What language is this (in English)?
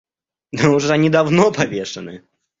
Russian